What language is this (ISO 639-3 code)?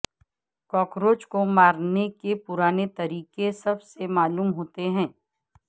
urd